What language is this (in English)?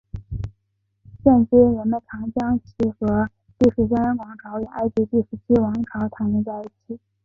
Chinese